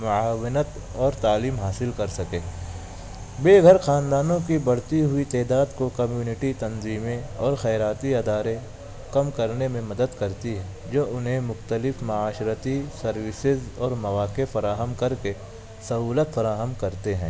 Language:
Urdu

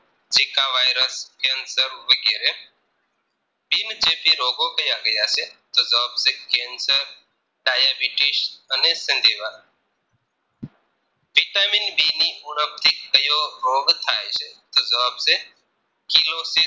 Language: Gujarati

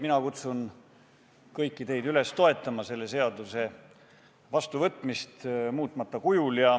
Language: Estonian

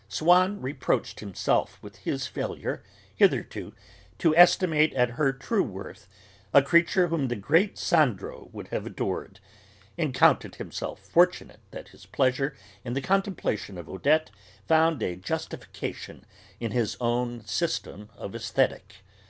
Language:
English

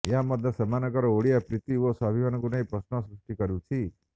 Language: Odia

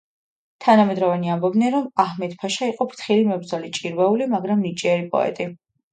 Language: Georgian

